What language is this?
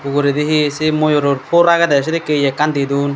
Chakma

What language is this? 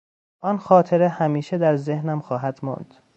Persian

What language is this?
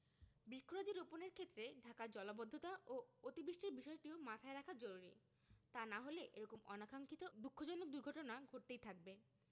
Bangla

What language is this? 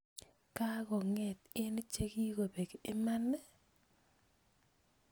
Kalenjin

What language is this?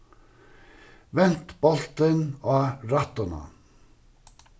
Faroese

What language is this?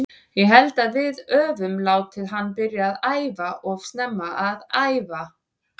Icelandic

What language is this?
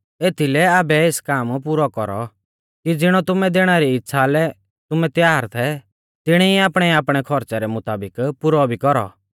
Mahasu Pahari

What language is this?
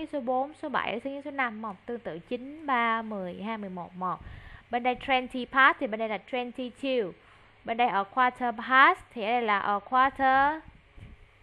Vietnamese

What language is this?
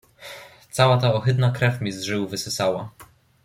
Polish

